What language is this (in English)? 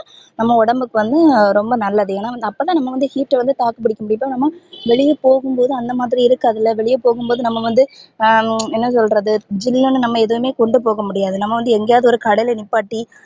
Tamil